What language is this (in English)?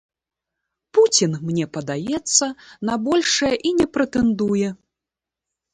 Belarusian